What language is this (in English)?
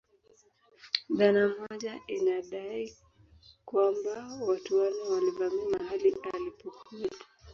Swahili